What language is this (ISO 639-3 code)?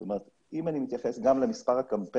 heb